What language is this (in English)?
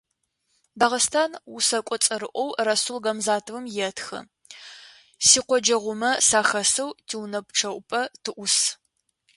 Adyghe